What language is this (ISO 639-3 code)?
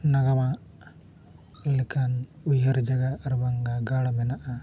sat